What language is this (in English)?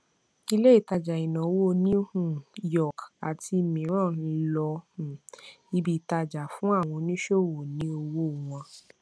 Yoruba